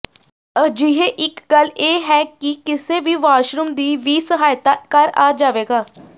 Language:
Punjabi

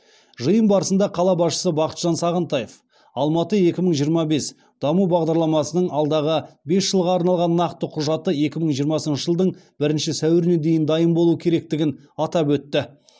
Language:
Kazakh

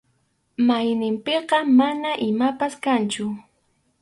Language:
Arequipa-La Unión Quechua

